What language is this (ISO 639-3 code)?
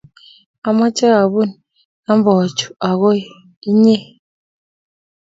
kln